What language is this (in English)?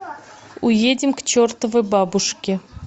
Russian